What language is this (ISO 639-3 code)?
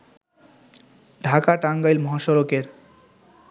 ben